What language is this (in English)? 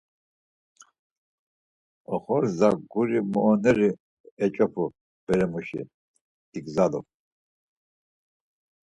Laz